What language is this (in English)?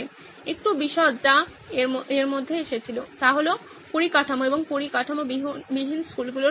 Bangla